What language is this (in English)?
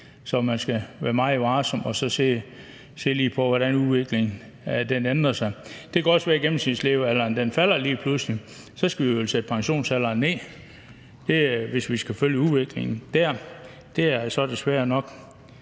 Danish